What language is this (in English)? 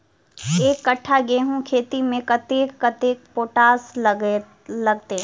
Maithili